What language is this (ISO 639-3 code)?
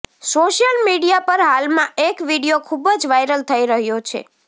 guj